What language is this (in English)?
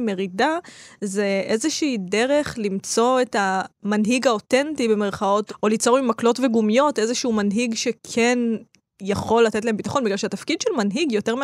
Hebrew